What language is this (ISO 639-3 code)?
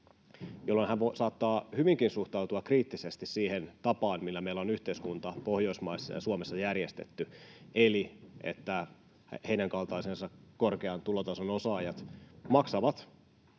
fin